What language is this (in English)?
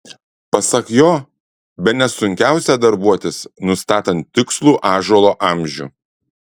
Lithuanian